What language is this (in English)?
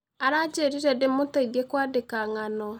Kikuyu